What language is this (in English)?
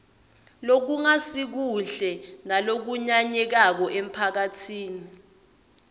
Swati